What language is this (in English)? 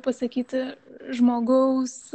Lithuanian